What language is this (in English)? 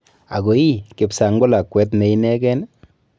Kalenjin